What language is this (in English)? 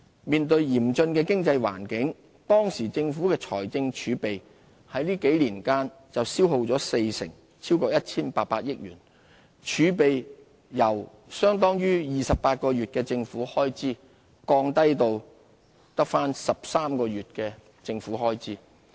Cantonese